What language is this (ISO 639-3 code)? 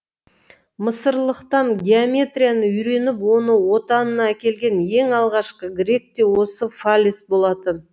kaz